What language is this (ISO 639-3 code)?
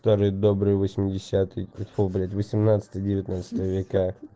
rus